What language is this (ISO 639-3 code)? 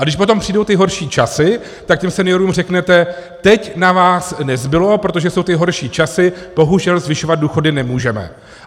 ces